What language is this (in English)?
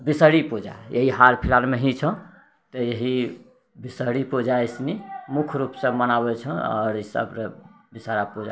Maithili